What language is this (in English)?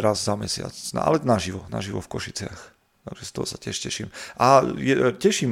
Slovak